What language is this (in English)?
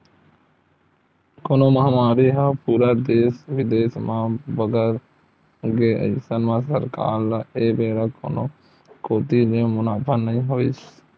Chhattisgarhi